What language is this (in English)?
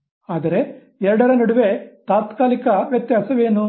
Kannada